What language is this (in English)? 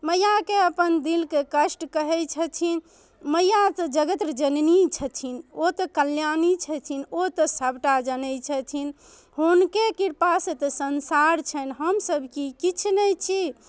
Maithili